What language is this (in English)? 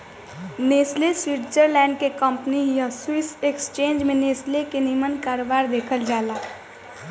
Bhojpuri